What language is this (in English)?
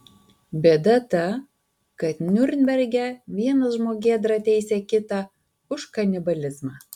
Lithuanian